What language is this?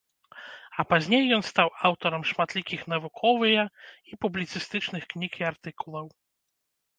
Belarusian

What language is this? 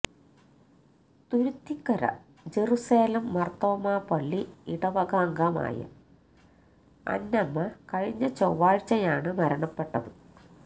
Malayalam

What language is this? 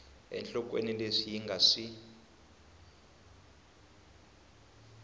Tsonga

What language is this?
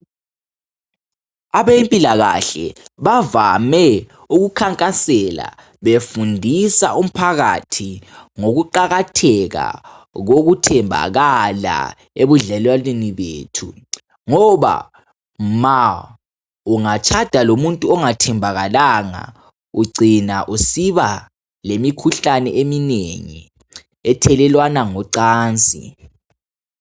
North Ndebele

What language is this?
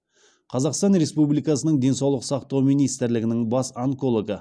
Kazakh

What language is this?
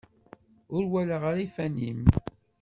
Kabyle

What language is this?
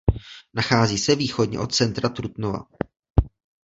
Czech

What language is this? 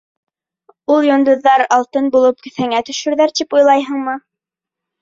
Bashkir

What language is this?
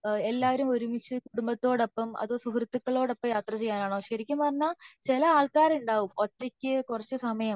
Malayalam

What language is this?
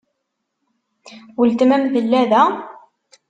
Kabyle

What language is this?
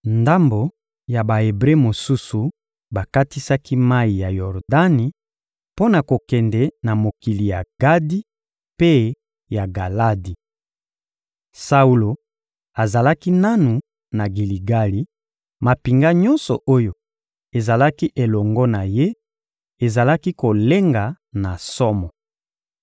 Lingala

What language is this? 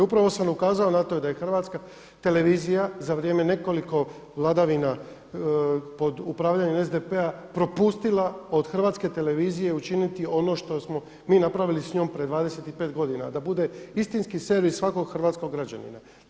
Croatian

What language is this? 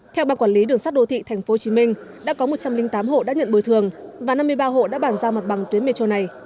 Vietnamese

